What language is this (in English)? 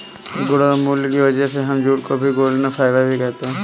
Hindi